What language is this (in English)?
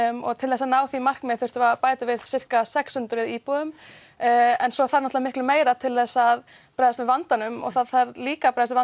Icelandic